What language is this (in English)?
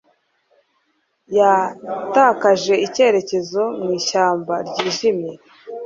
Kinyarwanda